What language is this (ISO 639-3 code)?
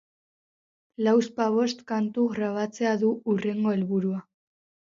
eus